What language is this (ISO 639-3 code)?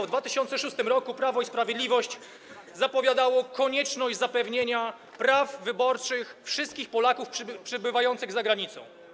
pol